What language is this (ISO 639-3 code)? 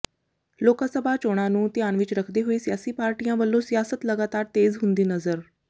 pan